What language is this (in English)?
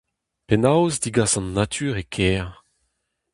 Breton